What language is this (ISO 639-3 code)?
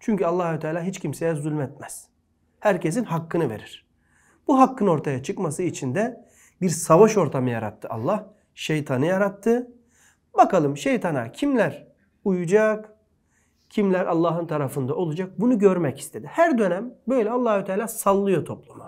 tur